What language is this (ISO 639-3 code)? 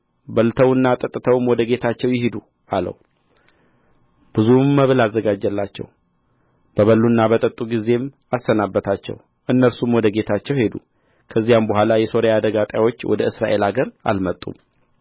amh